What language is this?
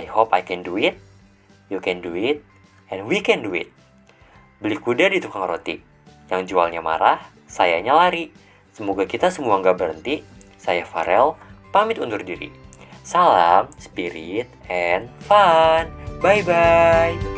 Indonesian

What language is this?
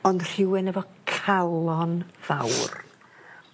Welsh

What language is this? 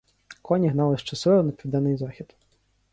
Ukrainian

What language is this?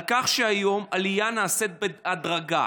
Hebrew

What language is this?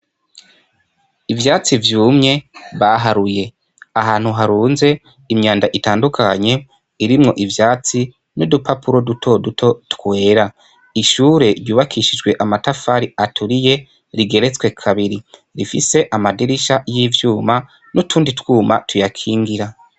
Rundi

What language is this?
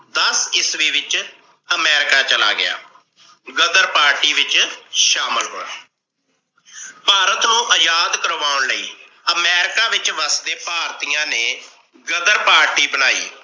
Punjabi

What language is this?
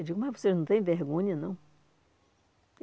Portuguese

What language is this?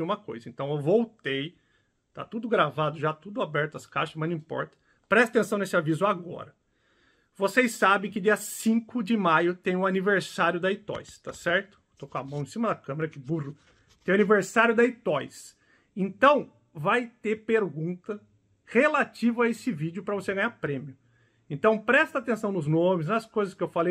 Portuguese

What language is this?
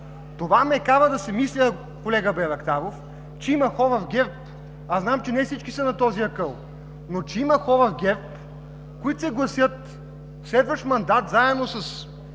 Bulgarian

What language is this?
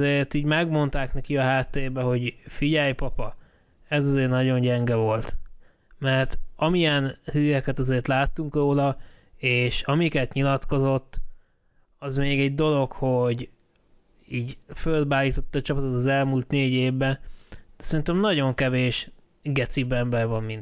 Hungarian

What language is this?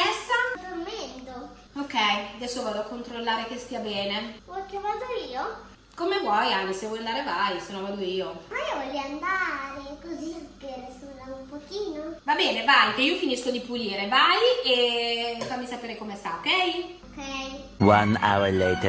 Italian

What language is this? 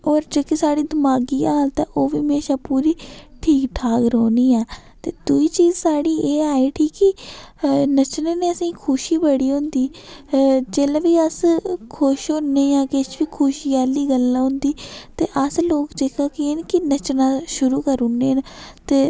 Dogri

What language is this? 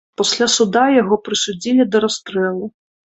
Belarusian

